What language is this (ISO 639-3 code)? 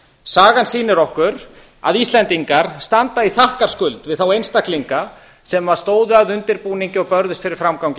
isl